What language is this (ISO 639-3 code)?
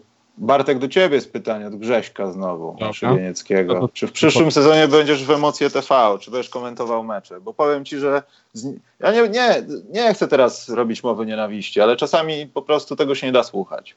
pol